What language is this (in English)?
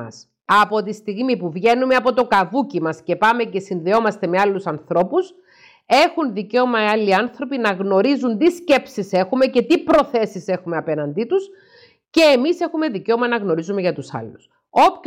Greek